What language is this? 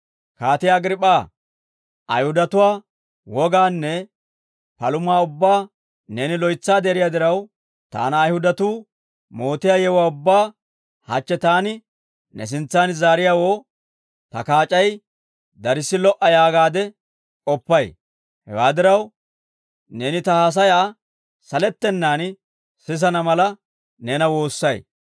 Dawro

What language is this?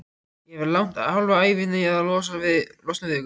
Icelandic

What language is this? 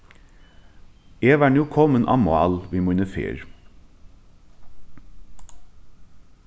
Faroese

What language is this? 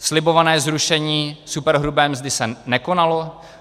Czech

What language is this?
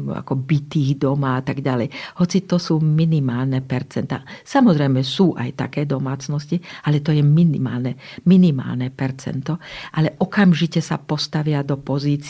Slovak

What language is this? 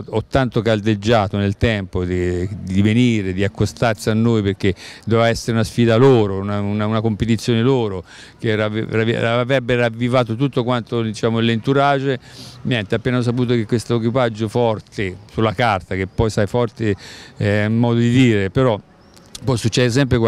Italian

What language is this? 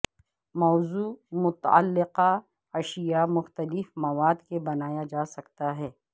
Urdu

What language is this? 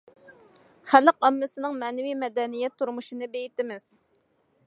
Uyghur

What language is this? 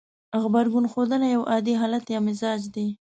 Pashto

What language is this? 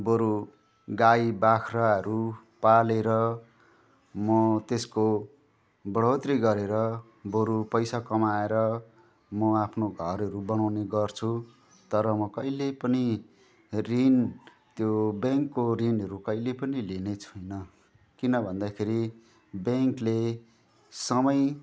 Nepali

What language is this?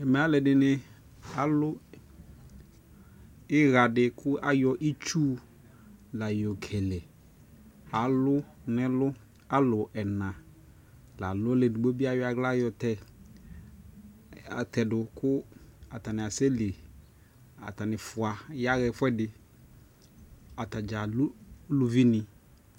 Ikposo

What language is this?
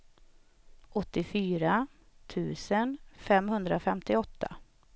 Swedish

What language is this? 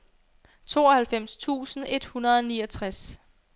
Danish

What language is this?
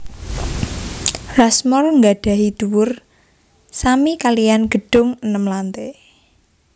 Javanese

